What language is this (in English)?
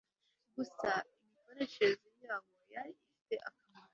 Kinyarwanda